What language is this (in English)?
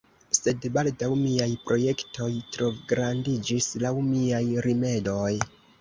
Esperanto